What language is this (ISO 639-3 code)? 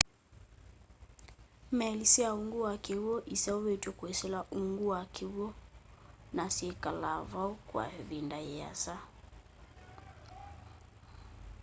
kam